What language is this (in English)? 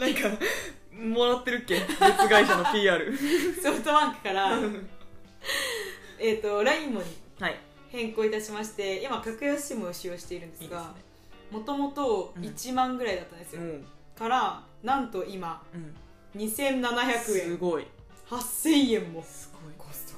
Japanese